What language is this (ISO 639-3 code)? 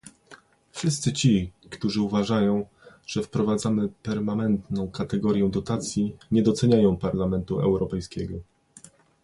pol